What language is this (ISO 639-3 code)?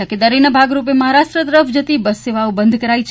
guj